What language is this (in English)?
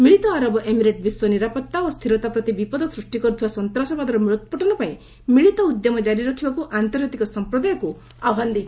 Odia